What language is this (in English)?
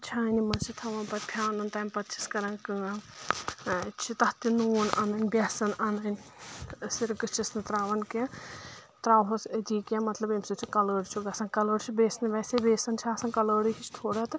Kashmiri